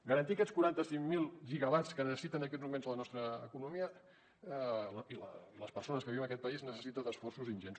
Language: Catalan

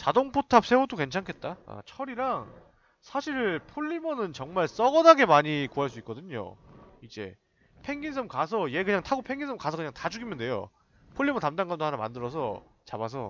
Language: Korean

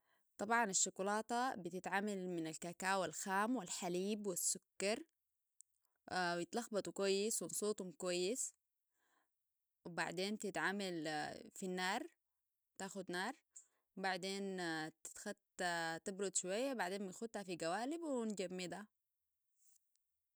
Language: Sudanese Arabic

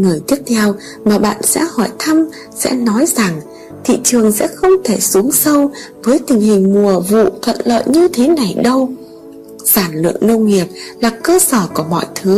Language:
Vietnamese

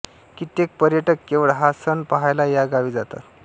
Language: Marathi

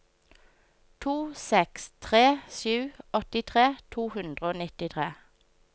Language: Norwegian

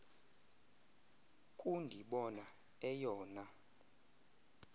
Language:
Xhosa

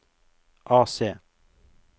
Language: Norwegian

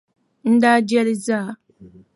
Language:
Dagbani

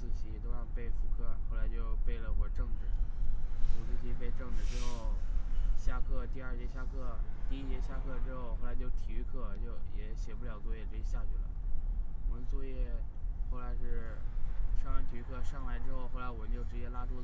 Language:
Chinese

